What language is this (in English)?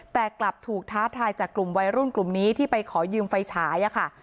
Thai